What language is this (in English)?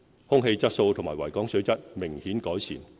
Cantonese